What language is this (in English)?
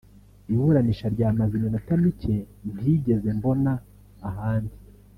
Kinyarwanda